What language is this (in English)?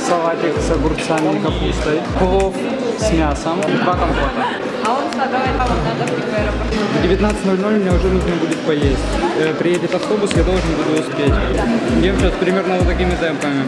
Russian